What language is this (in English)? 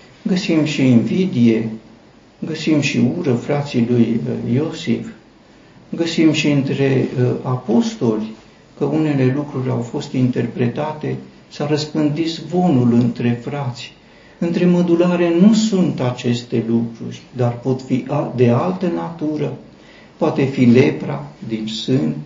Romanian